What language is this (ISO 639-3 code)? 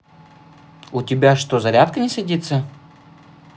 rus